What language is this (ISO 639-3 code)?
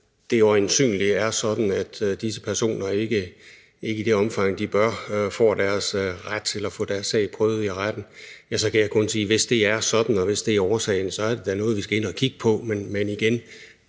dan